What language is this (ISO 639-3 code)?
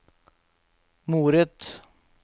nor